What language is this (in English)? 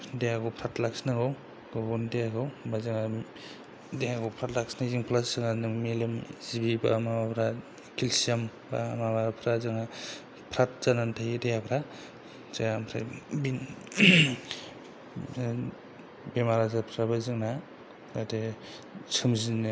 Bodo